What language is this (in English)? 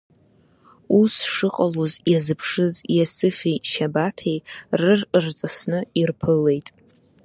Abkhazian